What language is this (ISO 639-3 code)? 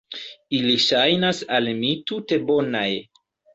epo